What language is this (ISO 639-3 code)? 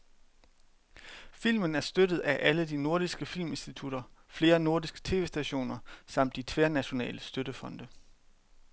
dan